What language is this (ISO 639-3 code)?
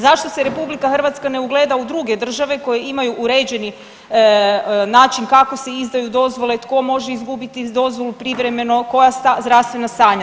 hrv